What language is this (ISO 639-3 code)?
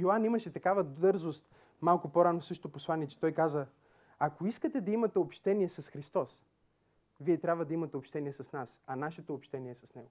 bul